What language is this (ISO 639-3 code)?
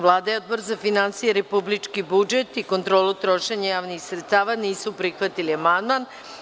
srp